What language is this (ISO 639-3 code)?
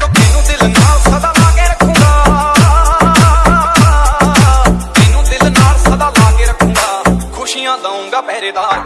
hin